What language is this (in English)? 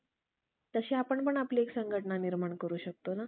Marathi